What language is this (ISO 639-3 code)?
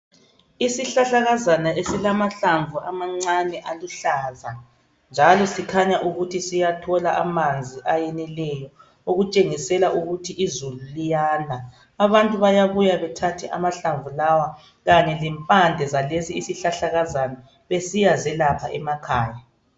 nde